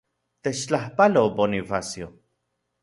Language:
Central Puebla Nahuatl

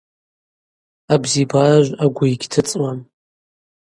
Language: Abaza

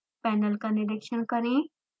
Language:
Hindi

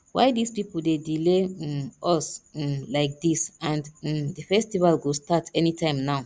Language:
Nigerian Pidgin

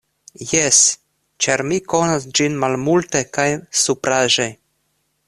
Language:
Esperanto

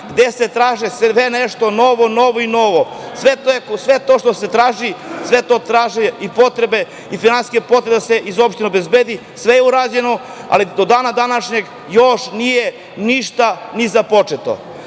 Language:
Serbian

